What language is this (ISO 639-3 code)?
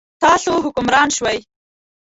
pus